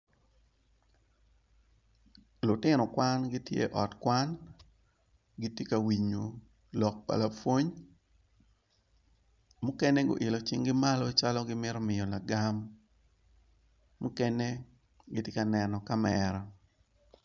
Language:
Acoli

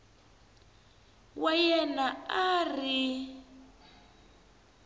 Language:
Tsonga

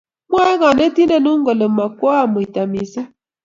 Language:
Kalenjin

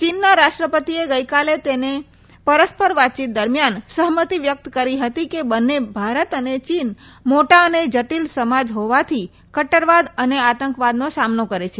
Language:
Gujarati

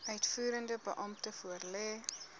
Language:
Afrikaans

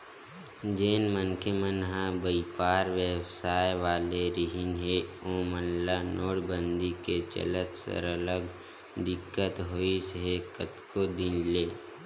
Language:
Chhattisgarhi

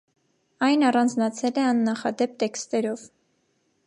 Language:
Armenian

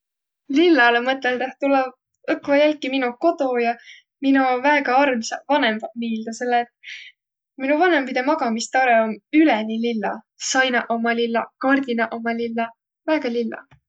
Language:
Võro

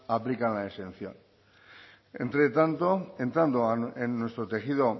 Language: Spanish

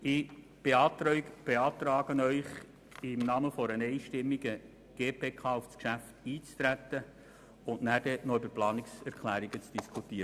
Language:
Swiss German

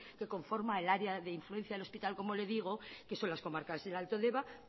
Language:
Spanish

